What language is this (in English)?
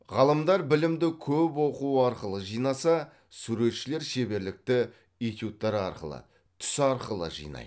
Kazakh